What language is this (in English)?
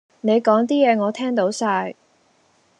Cantonese